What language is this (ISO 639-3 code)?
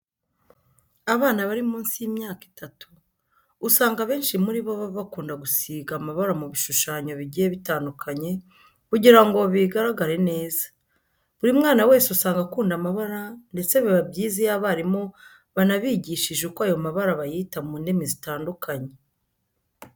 kin